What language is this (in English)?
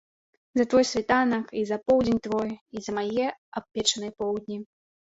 Belarusian